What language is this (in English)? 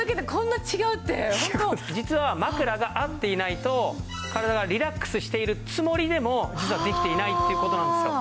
Japanese